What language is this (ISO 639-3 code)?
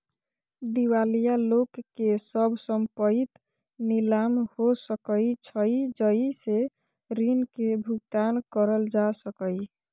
mai